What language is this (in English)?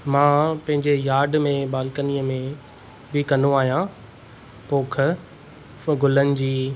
Sindhi